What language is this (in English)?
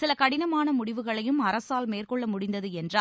Tamil